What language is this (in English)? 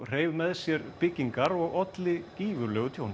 Icelandic